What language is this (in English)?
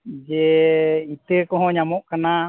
Santali